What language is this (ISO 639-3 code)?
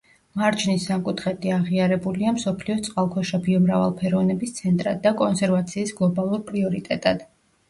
kat